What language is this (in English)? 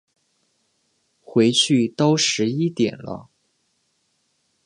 Chinese